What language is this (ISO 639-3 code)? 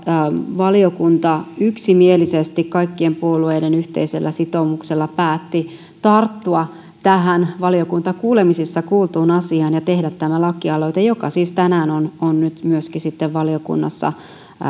fin